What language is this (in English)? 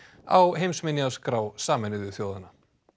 Icelandic